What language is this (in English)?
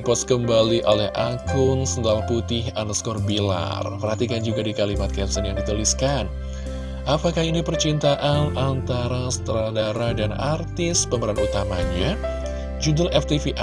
Indonesian